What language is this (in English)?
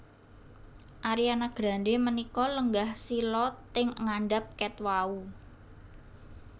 Javanese